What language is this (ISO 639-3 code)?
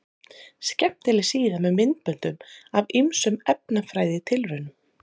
isl